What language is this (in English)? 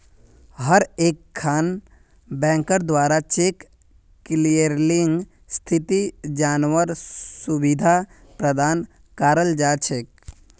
Magahi